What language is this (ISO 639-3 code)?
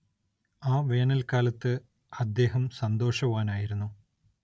mal